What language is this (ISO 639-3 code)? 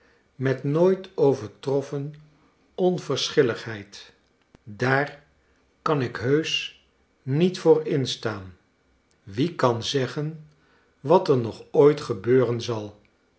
nld